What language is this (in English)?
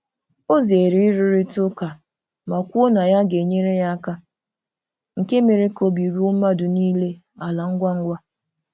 Igbo